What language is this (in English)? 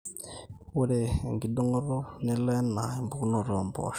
Masai